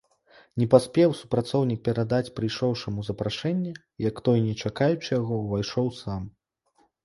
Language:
Belarusian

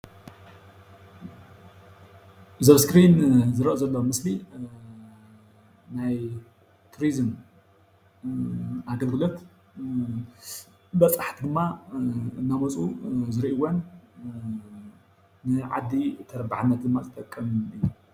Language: Tigrinya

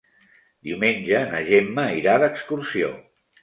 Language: Catalan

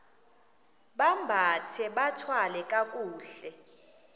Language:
Xhosa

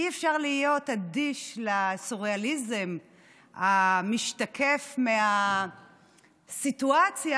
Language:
Hebrew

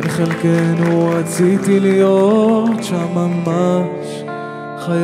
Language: Hebrew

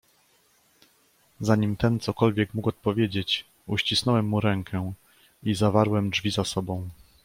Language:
Polish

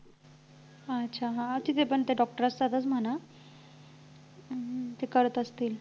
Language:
Marathi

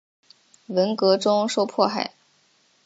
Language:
Chinese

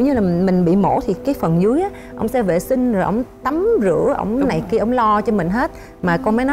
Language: Vietnamese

